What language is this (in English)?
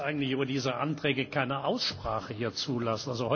German